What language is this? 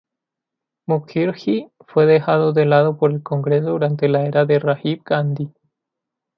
Spanish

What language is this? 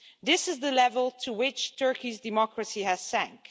English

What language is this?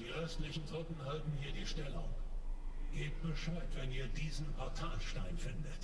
German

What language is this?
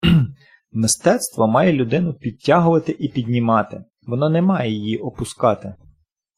Ukrainian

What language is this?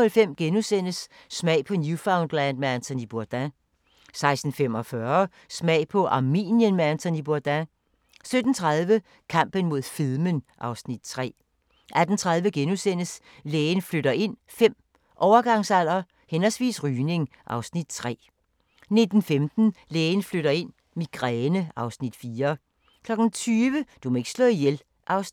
Danish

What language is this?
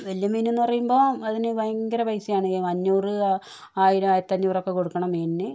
Malayalam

